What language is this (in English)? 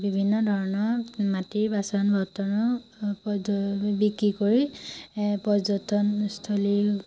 Assamese